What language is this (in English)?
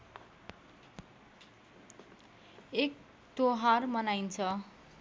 Nepali